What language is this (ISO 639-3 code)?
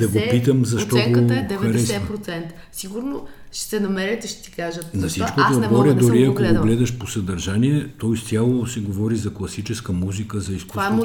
bul